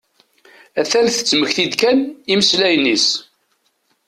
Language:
Kabyle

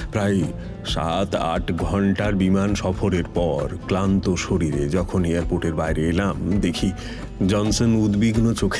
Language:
Bangla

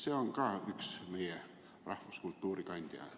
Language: Estonian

